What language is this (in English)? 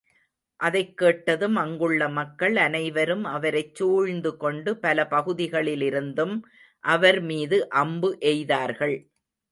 Tamil